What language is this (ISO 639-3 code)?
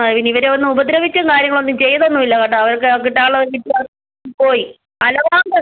mal